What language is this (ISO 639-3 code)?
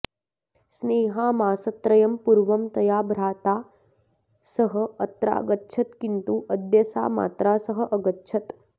san